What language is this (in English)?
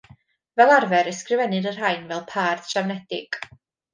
Welsh